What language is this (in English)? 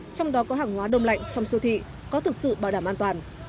Vietnamese